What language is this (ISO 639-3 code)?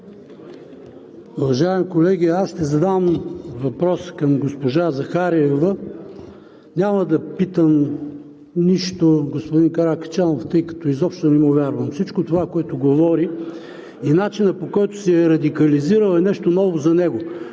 bul